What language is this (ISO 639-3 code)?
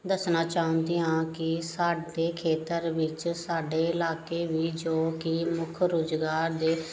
pan